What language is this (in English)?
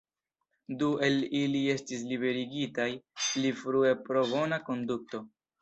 Esperanto